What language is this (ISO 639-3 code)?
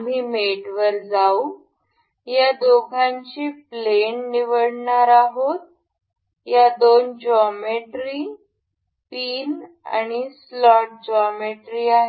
mar